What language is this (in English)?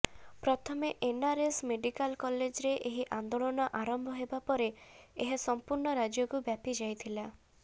Odia